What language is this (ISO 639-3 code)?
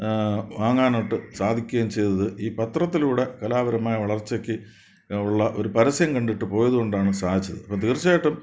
mal